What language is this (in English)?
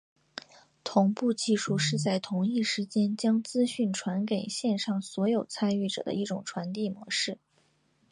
Chinese